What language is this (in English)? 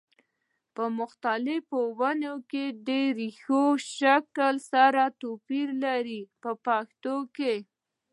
Pashto